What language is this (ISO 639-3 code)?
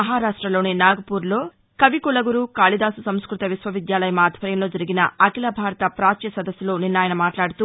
tel